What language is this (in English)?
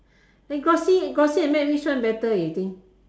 English